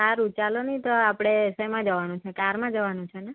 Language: Gujarati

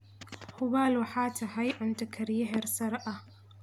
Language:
Somali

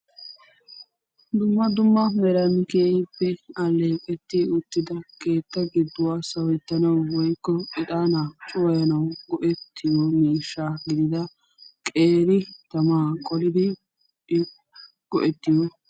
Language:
Wolaytta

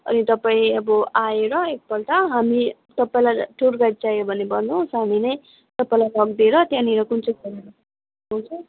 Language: Nepali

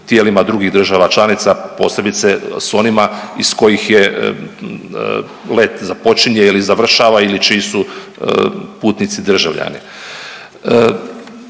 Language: Croatian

